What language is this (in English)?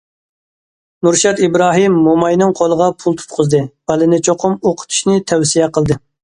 Uyghur